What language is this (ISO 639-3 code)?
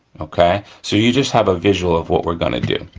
eng